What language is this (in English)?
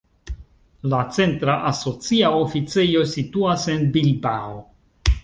Esperanto